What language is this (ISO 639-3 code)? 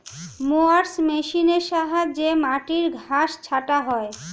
ben